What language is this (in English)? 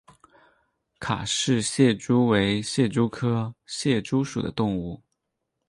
Chinese